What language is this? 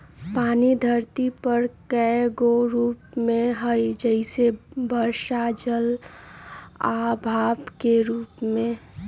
Magahi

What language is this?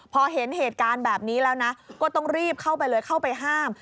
Thai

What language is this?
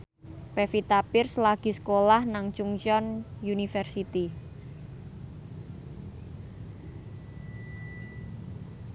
Javanese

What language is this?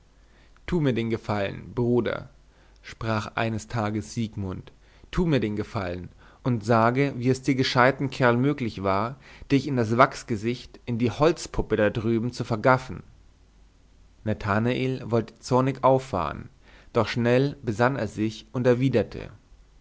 German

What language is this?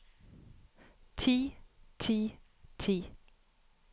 Norwegian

